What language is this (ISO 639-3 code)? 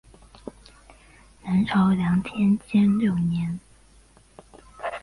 zho